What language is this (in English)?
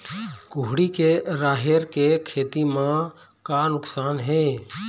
Chhattisgarhi